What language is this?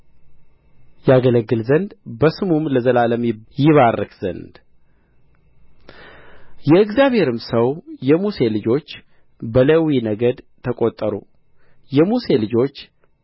Amharic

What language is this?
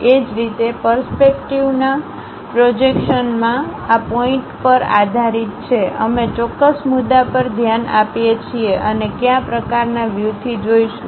Gujarati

